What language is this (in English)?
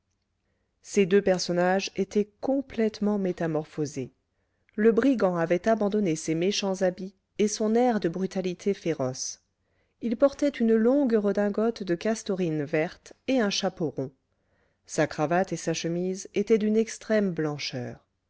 French